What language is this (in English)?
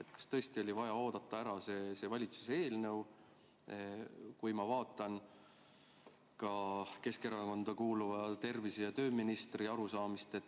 Estonian